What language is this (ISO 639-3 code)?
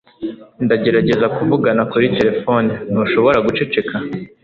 kin